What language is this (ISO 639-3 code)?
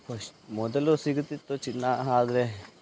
kan